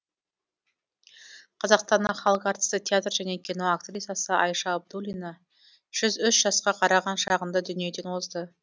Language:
Kazakh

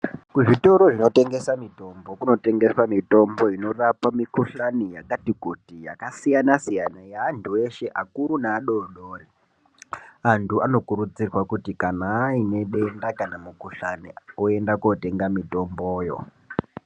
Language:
Ndau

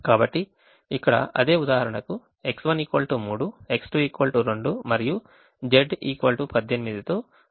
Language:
Telugu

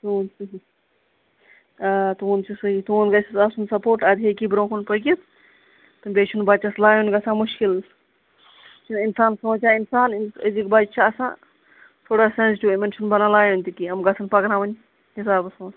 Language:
Kashmiri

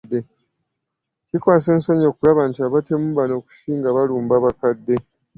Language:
Ganda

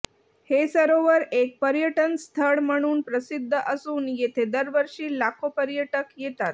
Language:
Marathi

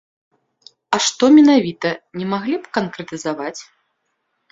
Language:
Belarusian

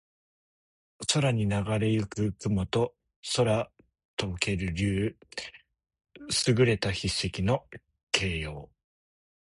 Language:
Japanese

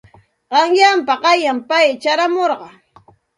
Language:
Santa Ana de Tusi Pasco Quechua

